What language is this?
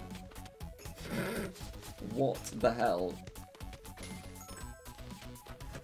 English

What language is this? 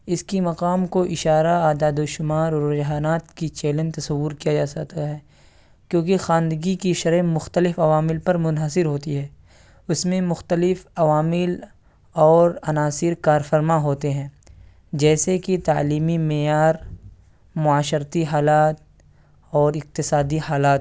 Urdu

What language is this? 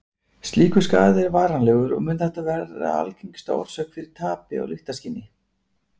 Icelandic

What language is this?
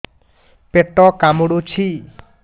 Odia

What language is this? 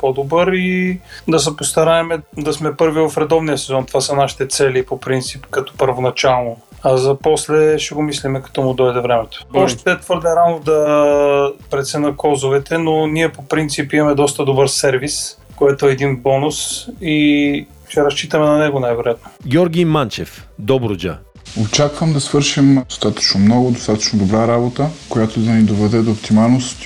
Bulgarian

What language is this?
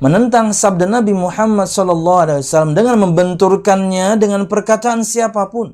Indonesian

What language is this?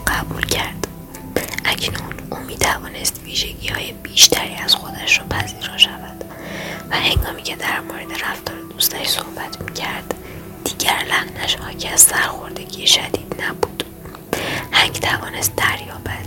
Persian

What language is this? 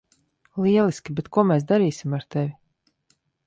Latvian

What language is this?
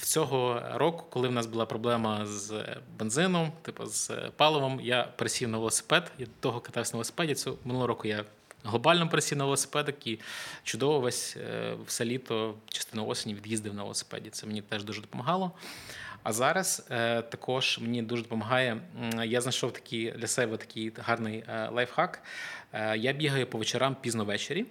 Ukrainian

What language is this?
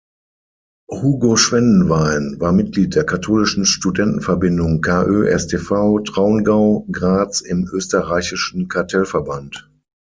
German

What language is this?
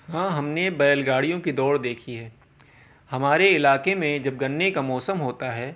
Urdu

